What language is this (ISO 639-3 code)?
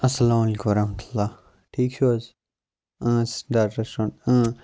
kas